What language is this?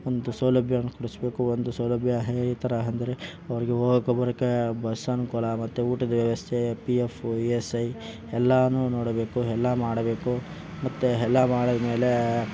Kannada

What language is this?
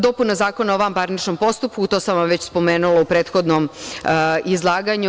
Serbian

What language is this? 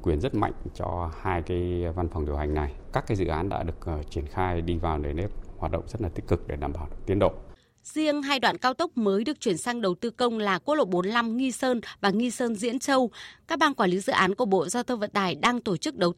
Vietnamese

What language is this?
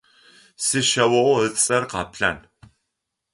Adyghe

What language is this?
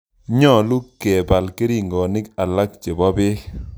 Kalenjin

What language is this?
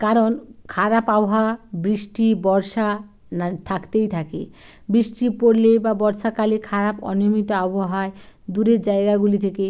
Bangla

